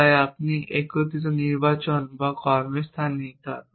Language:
Bangla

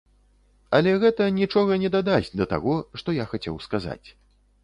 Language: Belarusian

